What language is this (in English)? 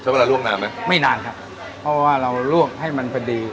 Thai